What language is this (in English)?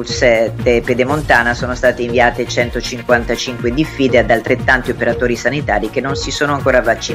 Italian